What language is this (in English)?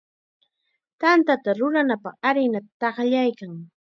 Chiquián Ancash Quechua